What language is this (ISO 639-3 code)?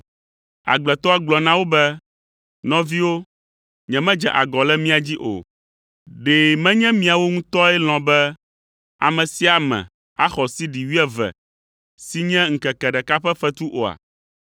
ewe